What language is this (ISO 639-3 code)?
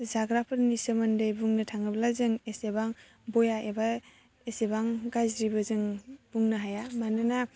brx